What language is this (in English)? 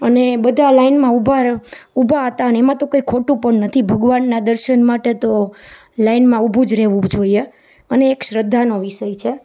Gujarati